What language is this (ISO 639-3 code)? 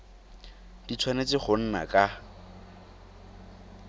tsn